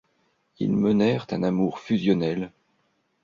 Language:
French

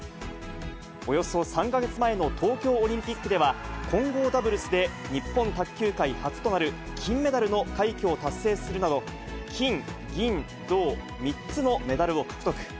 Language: Japanese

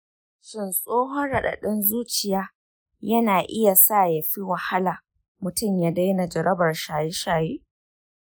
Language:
Hausa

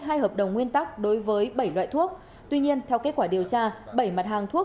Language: Vietnamese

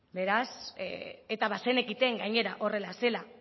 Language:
Basque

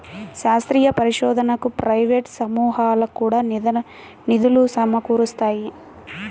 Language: Telugu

